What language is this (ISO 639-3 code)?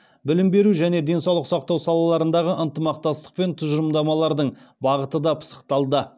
kaz